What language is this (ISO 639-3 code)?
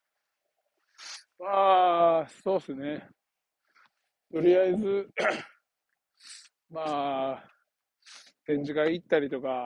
jpn